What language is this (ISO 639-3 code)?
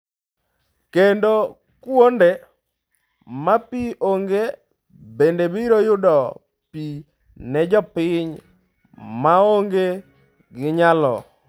luo